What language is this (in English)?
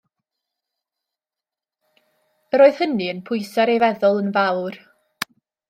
Welsh